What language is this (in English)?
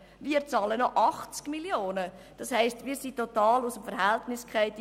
Swiss German